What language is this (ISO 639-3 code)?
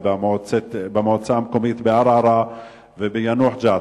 heb